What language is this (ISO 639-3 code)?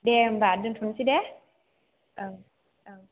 brx